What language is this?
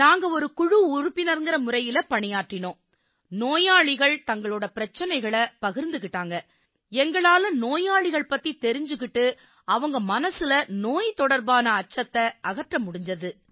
Tamil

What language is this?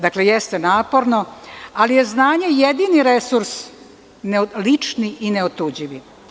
Serbian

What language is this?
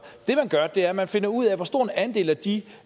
Danish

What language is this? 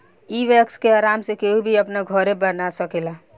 Bhojpuri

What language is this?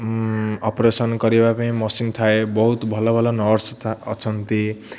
Odia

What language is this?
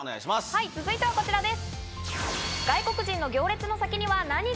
Japanese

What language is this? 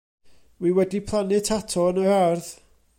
Welsh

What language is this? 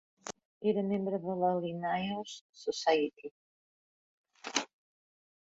Catalan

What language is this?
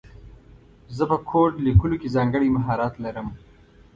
Pashto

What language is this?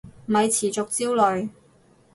Cantonese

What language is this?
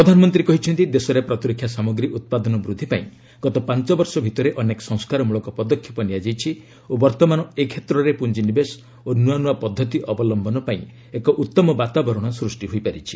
Odia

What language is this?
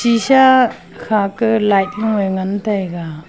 Wancho Naga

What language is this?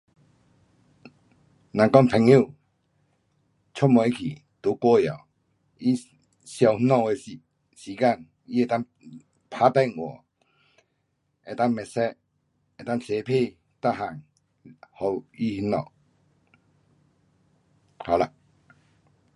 Pu-Xian Chinese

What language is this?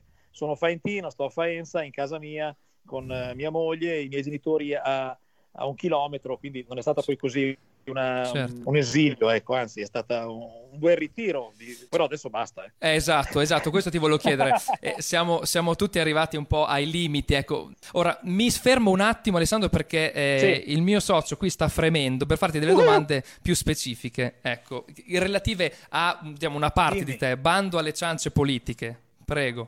Italian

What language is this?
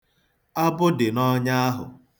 Igbo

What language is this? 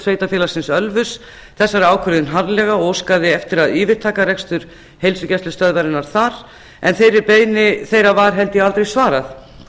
Icelandic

